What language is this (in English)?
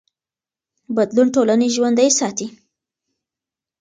Pashto